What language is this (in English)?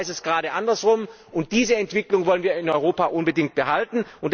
German